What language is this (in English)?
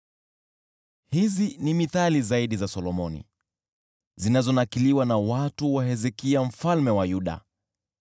Swahili